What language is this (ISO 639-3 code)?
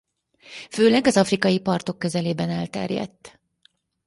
hun